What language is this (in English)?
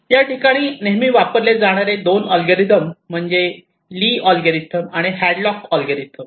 Marathi